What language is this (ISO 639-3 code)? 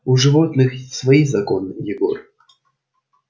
rus